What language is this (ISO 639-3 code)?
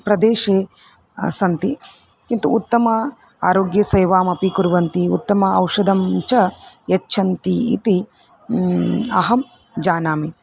san